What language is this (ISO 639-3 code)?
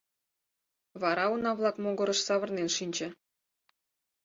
chm